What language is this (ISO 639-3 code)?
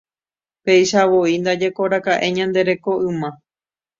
grn